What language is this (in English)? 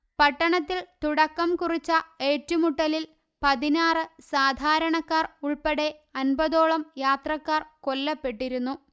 Malayalam